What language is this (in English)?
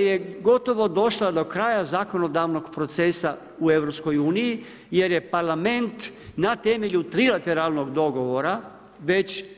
Croatian